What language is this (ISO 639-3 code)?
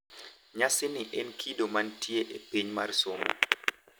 luo